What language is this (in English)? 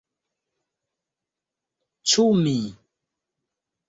Esperanto